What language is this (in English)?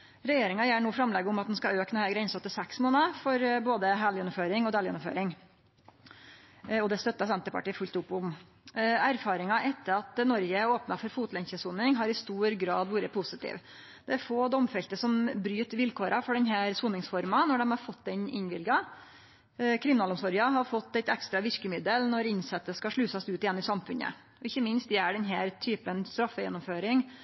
Norwegian Nynorsk